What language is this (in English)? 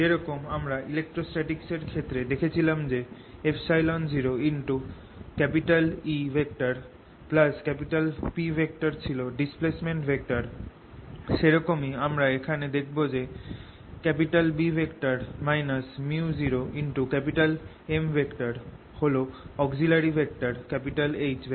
Bangla